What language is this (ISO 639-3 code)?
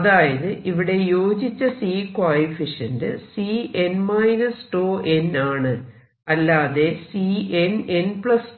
mal